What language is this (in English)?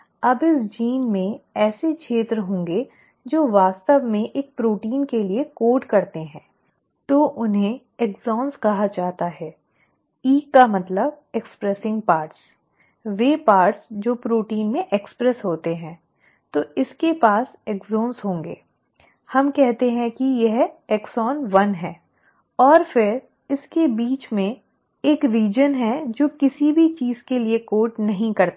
Hindi